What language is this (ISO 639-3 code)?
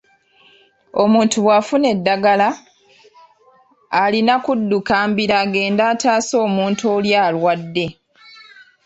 lug